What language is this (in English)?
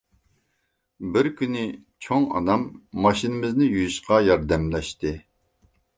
Uyghur